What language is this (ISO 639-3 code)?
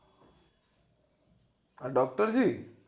guj